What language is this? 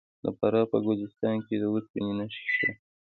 Pashto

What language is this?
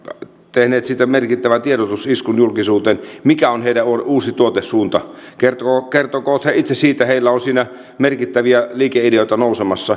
Finnish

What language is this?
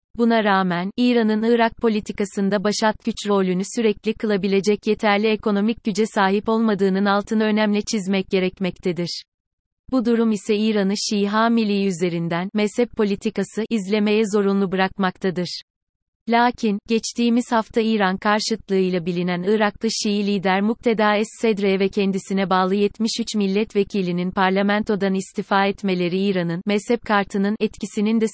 Turkish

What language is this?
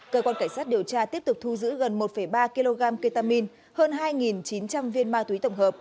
Vietnamese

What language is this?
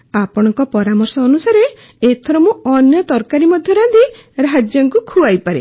Odia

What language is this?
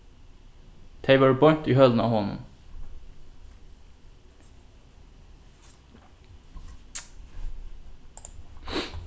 Faroese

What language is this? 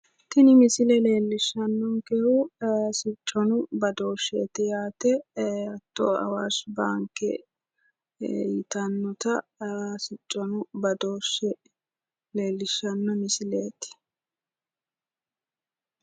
Sidamo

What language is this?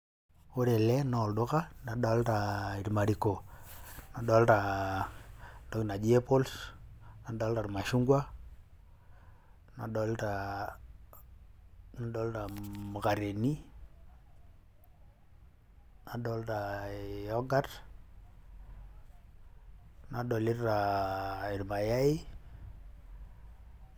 Masai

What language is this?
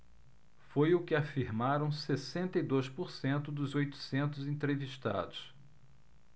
Portuguese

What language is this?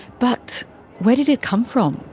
English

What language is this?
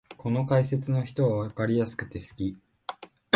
Japanese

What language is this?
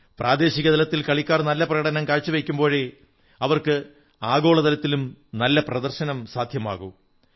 Malayalam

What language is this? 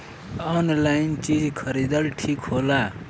Bhojpuri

